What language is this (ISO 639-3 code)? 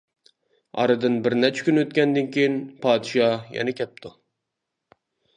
uig